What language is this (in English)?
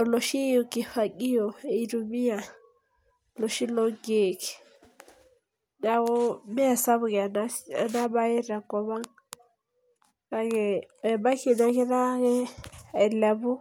Masai